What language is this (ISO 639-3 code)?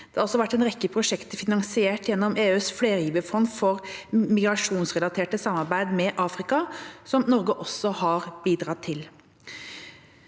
nor